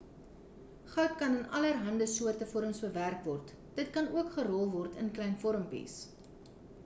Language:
Afrikaans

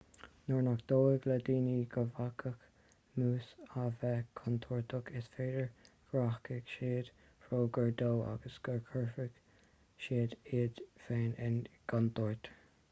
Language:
Irish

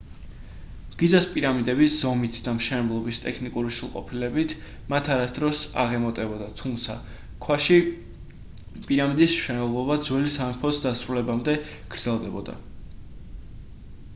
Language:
Georgian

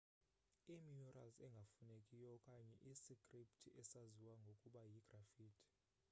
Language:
Xhosa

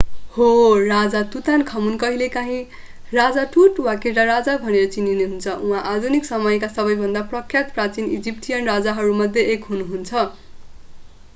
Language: Nepali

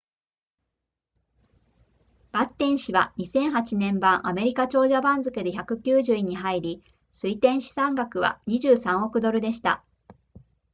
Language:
Japanese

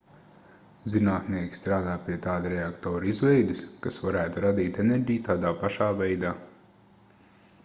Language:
Latvian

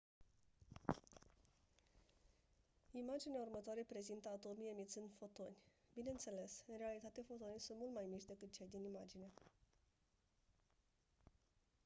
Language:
Romanian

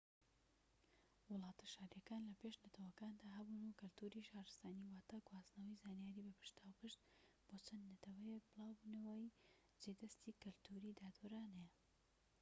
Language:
Central Kurdish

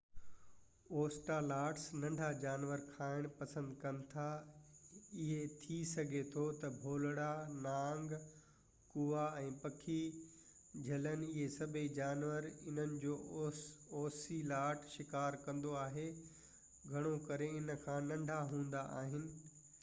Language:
Sindhi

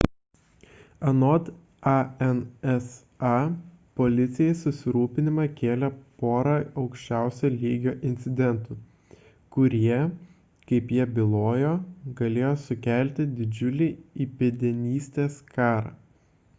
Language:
Lithuanian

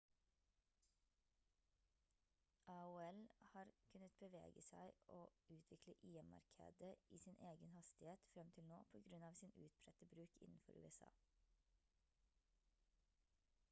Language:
Norwegian Bokmål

